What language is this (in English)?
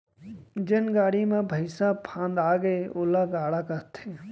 Chhattisgarhi